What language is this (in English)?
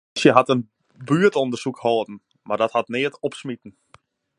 Western Frisian